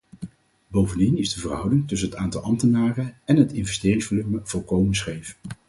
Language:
Dutch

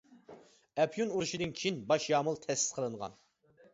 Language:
Uyghur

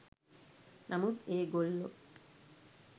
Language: Sinhala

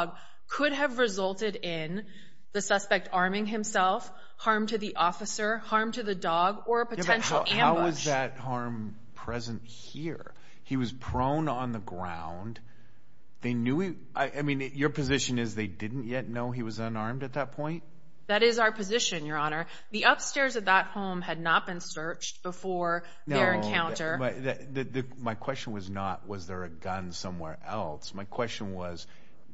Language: English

